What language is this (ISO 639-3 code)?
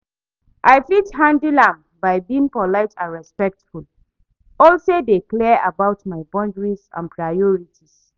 pcm